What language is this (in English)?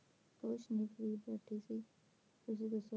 Punjabi